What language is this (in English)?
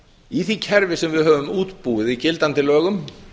Icelandic